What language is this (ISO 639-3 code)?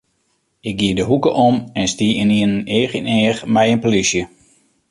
fry